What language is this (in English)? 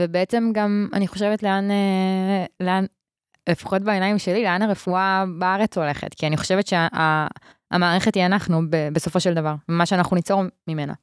Hebrew